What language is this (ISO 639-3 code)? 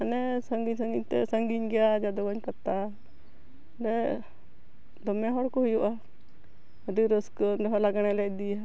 sat